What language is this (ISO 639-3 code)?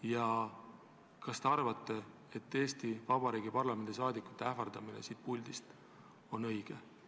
est